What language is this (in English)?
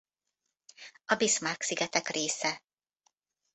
Hungarian